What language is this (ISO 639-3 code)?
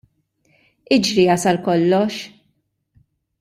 mlt